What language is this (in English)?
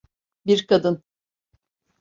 Turkish